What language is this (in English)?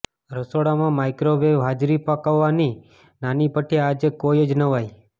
Gujarati